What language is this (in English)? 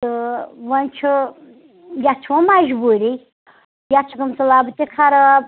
Kashmiri